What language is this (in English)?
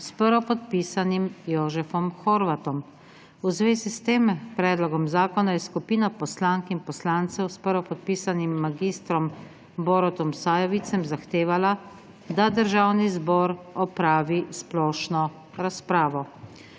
Slovenian